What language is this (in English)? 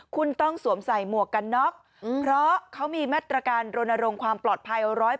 Thai